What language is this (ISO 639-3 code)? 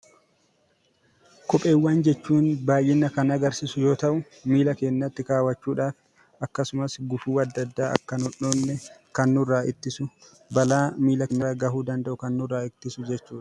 orm